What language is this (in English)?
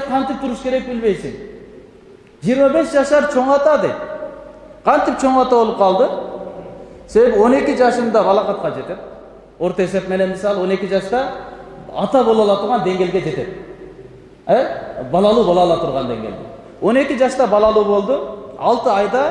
Turkish